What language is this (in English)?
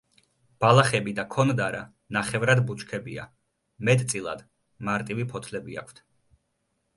Georgian